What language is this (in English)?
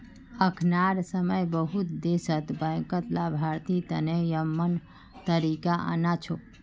Magahi